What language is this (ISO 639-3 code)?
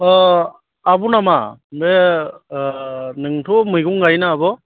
brx